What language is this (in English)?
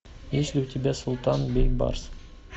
Russian